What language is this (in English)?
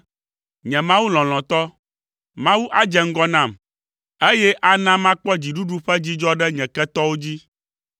Ewe